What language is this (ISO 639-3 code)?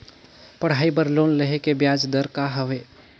hne